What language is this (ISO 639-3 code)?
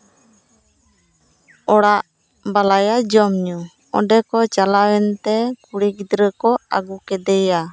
sat